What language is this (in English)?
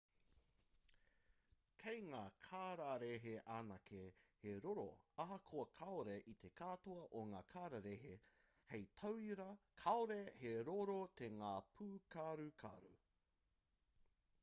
Māori